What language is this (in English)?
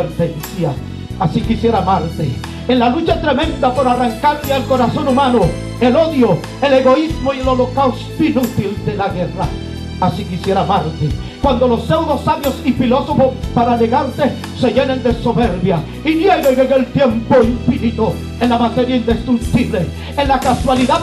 Spanish